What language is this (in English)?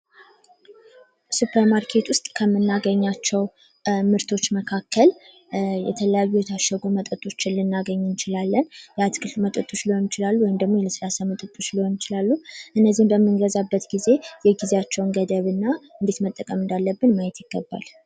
Amharic